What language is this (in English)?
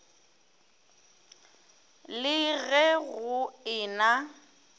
Northern Sotho